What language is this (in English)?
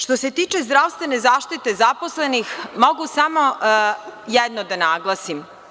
Serbian